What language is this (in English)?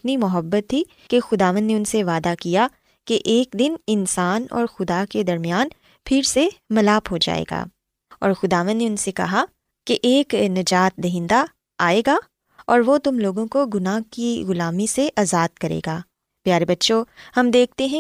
Urdu